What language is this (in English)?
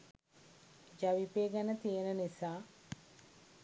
Sinhala